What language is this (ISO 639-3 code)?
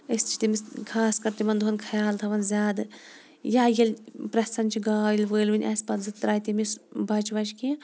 kas